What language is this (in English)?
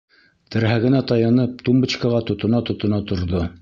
Bashkir